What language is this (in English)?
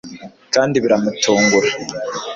Kinyarwanda